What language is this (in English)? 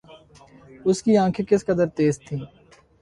Urdu